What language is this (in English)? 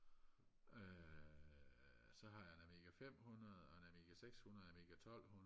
Danish